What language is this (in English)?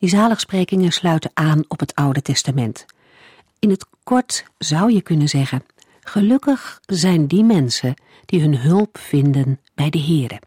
Dutch